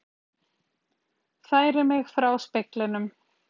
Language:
Icelandic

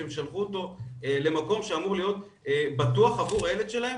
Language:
Hebrew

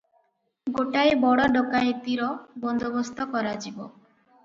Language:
Odia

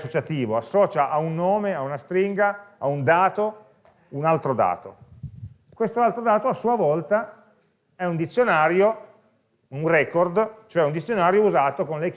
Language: Italian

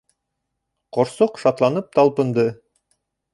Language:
Bashkir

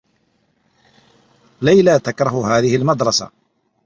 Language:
Arabic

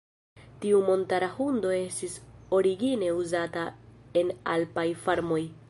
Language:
Esperanto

